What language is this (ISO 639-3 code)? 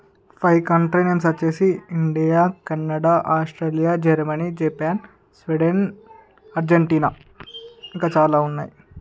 tel